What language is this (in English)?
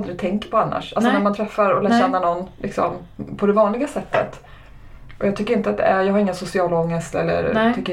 Swedish